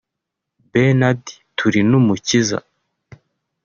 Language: Kinyarwanda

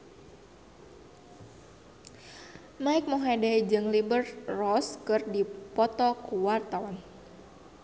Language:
Sundanese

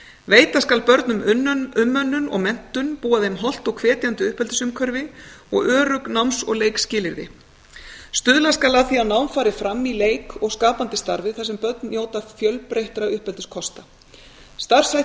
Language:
Icelandic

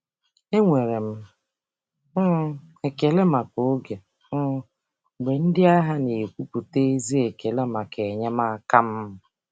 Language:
Igbo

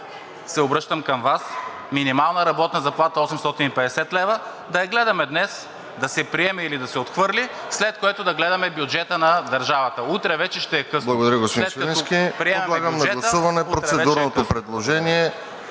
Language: Bulgarian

